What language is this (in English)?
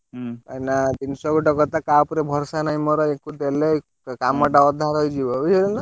Odia